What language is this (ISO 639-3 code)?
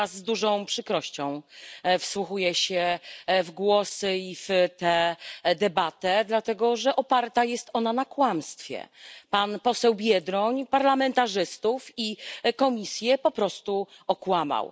pol